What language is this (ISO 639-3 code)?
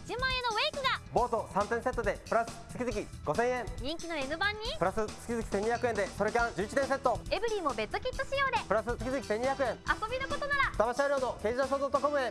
jpn